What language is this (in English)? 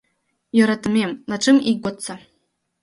Mari